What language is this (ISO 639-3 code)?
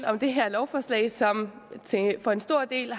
dan